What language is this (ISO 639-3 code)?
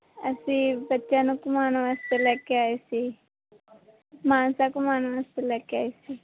pan